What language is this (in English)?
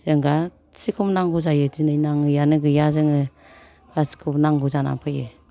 Bodo